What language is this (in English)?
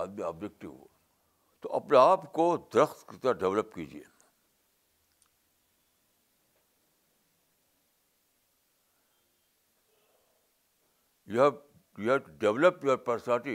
Urdu